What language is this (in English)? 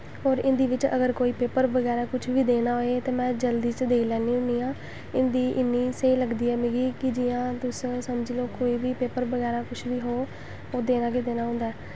Dogri